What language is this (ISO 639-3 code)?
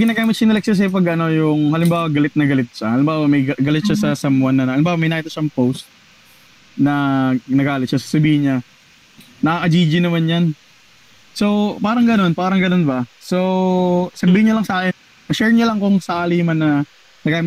fil